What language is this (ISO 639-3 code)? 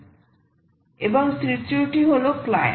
ben